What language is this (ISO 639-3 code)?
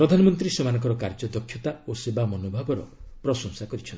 ori